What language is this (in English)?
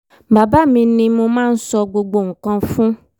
Yoruba